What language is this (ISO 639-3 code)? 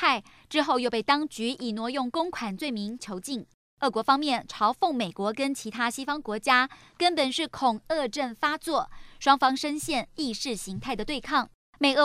zho